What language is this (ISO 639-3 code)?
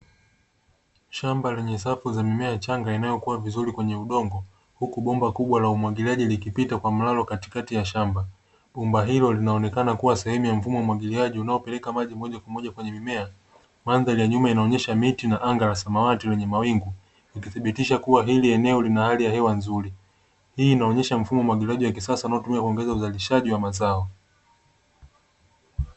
swa